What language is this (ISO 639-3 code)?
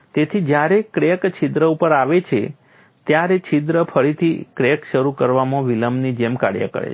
guj